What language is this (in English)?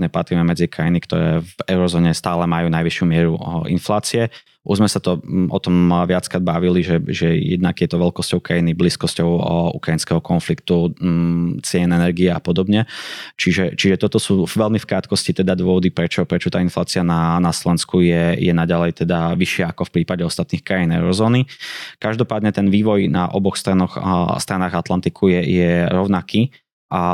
Slovak